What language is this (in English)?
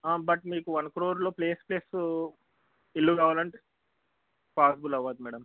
Telugu